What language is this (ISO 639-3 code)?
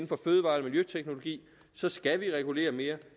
dan